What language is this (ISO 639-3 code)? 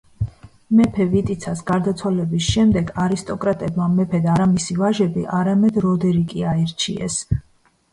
kat